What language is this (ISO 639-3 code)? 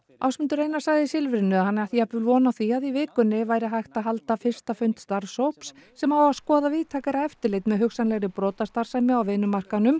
isl